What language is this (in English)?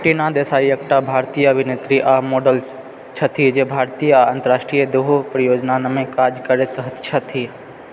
Maithili